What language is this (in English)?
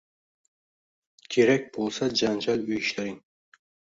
Uzbek